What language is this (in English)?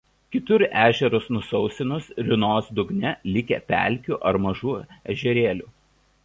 Lithuanian